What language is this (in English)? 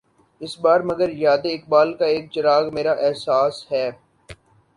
Urdu